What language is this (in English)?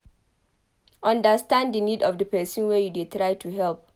Nigerian Pidgin